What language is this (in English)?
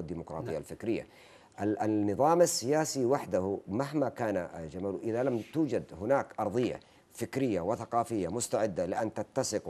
Arabic